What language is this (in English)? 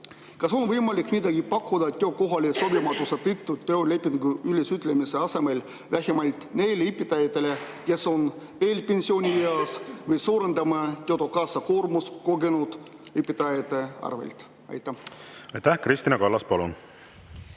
Estonian